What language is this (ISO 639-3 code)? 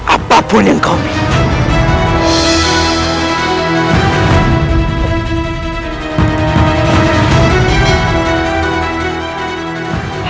ind